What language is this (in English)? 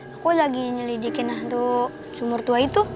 Indonesian